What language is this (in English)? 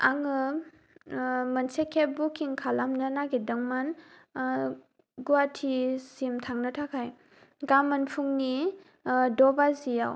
Bodo